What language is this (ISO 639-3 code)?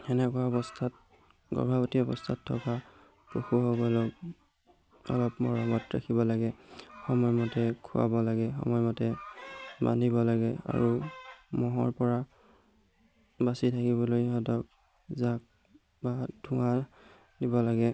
asm